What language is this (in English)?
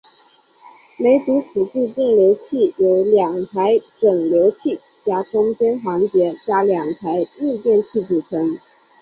Chinese